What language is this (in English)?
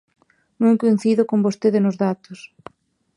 Galician